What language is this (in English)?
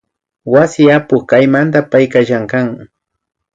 Imbabura Highland Quichua